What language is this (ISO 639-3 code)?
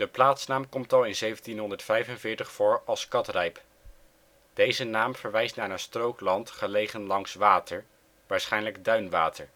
nld